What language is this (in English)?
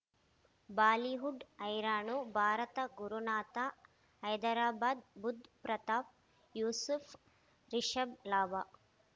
Kannada